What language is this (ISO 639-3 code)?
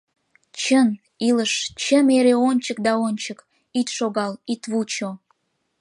chm